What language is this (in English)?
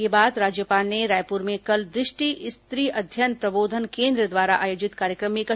Hindi